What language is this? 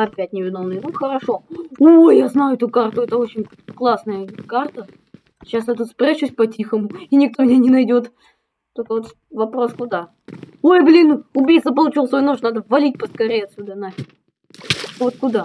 Russian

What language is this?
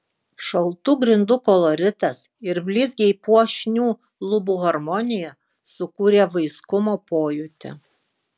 Lithuanian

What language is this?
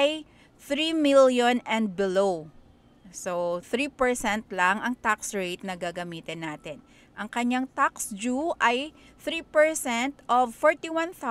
Filipino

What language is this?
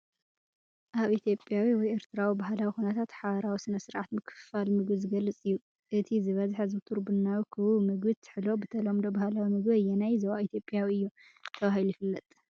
Tigrinya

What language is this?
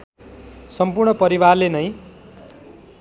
Nepali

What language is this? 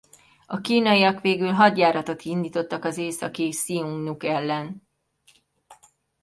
Hungarian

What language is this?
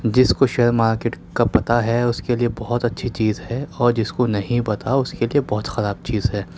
Urdu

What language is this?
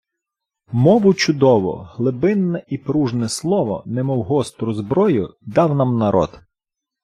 Ukrainian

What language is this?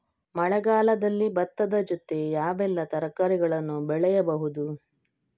Kannada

